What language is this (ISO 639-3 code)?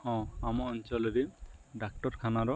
ori